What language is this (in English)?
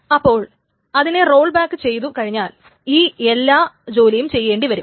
Malayalam